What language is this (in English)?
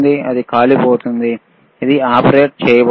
Telugu